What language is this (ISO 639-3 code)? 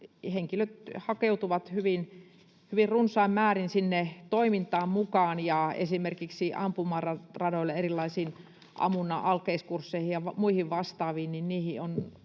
fin